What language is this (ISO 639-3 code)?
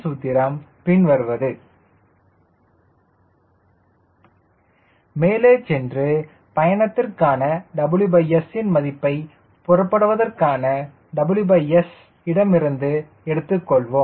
tam